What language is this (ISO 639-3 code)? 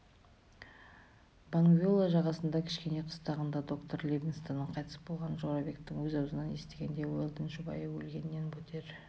kaz